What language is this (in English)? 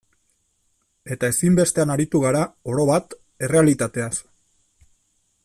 Basque